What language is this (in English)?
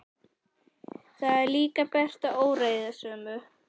Icelandic